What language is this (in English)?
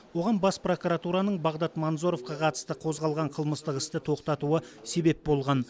Kazakh